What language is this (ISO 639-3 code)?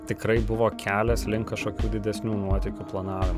lit